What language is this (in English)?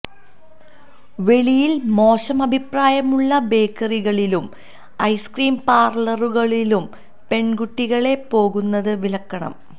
Malayalam